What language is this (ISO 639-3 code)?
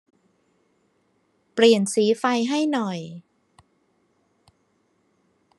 tha